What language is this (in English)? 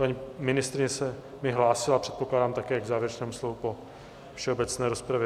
Czech